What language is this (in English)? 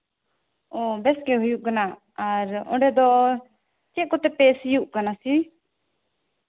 Santali